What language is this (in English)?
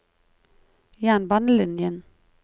Norwegian